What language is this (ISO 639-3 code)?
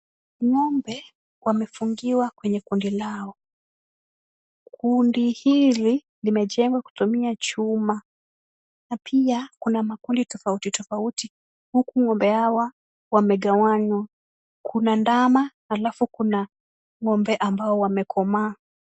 swa